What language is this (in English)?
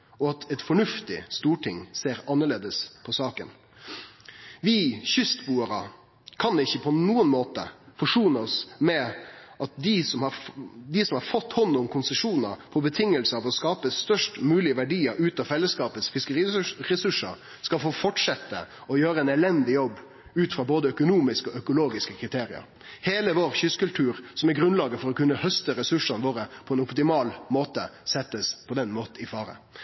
Norwegian Nynorsk